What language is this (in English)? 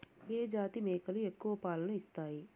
Telugu